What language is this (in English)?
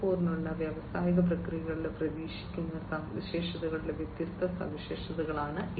Malayalam